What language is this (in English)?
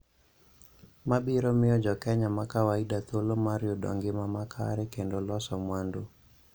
Luo (Kenya and Tanzania)